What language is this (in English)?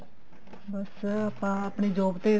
Punjabi